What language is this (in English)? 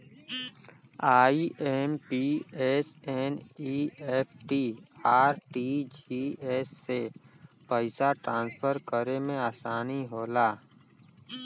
Bhojpuri